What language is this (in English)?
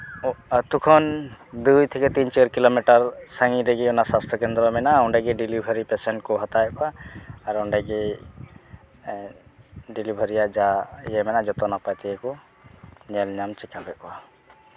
Santali